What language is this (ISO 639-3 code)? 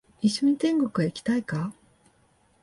jpn